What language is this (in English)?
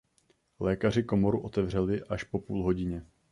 Czech